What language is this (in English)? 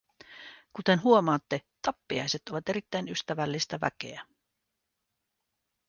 Finnish